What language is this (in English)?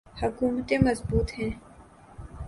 Urdu